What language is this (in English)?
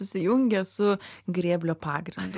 Lithuanian